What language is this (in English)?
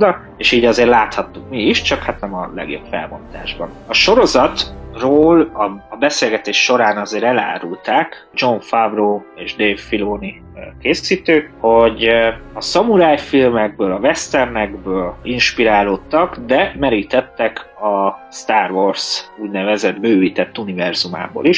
Hungarian